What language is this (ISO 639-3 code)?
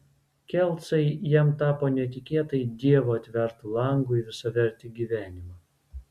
lit